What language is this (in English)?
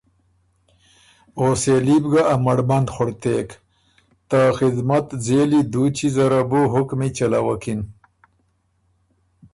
Ormuri